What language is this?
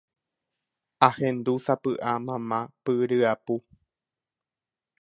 Guarani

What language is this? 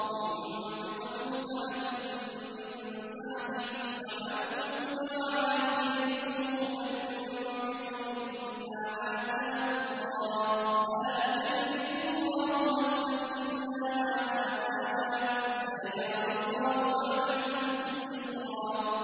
Arabic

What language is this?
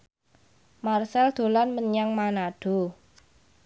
Javanese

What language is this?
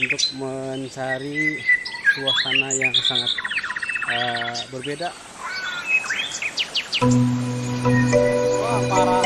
Indonesian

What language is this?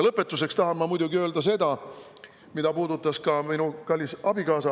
Estonian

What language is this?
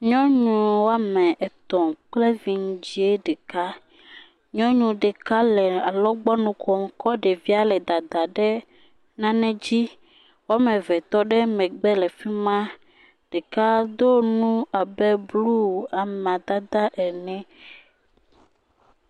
Ewe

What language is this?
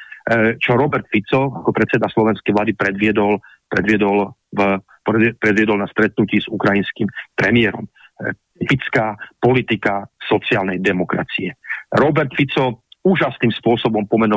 Slovak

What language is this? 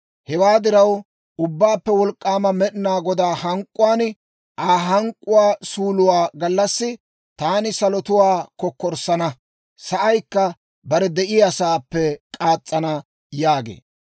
Dawro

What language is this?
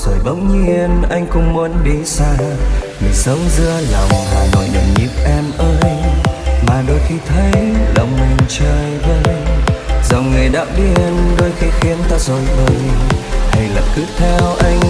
Vietnamese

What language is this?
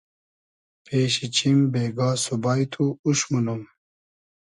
Hazaragi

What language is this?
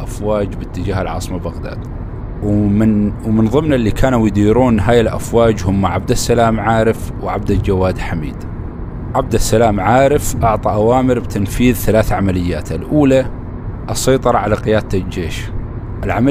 Arabic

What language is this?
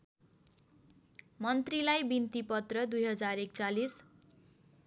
Nepali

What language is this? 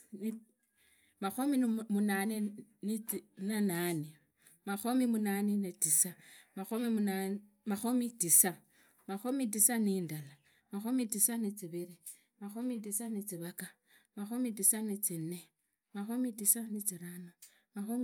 Idakho-Isukha-Tiriki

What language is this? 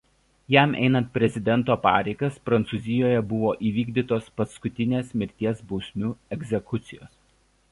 Lithuanian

